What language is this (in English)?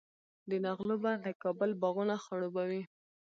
Pashto